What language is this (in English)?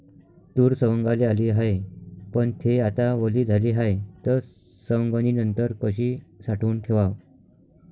Marathi